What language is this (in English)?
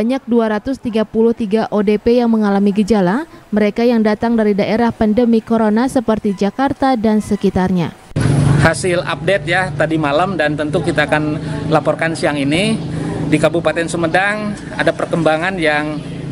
Indonesian